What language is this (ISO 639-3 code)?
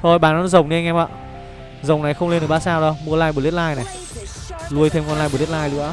vie